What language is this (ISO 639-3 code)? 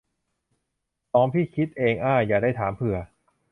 tha